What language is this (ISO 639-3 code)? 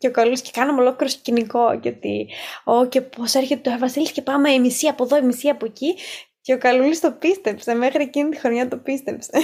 ell